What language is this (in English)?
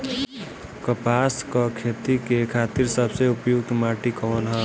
Bhojpuri